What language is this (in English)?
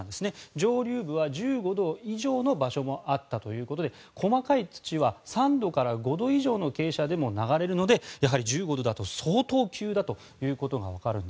Japanese